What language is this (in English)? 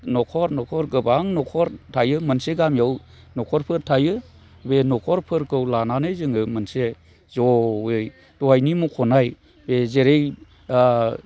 Bodo